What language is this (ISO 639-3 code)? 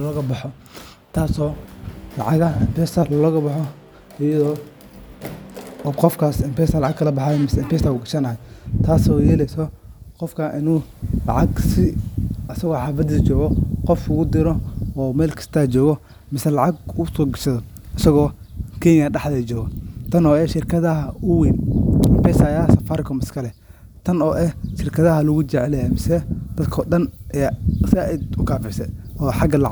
som